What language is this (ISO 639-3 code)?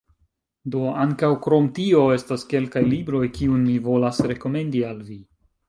epo